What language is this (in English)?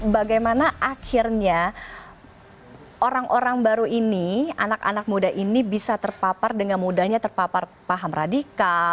Indonesian